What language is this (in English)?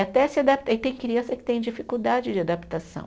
Portuguese